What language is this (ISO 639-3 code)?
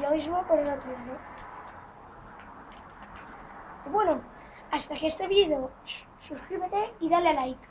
spa